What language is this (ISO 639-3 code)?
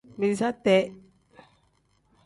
kdh